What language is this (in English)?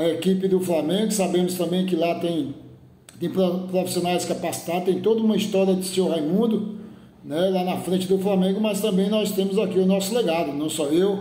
Portuguese